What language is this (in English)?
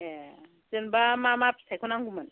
Bodo